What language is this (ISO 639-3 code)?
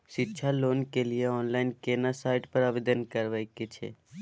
mai